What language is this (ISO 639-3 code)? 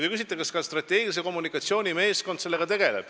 est